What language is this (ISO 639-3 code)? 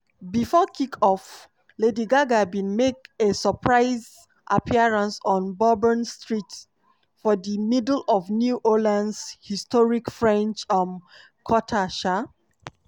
pcm